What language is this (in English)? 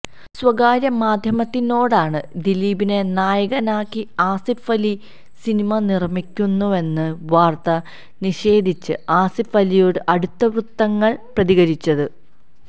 Malayalam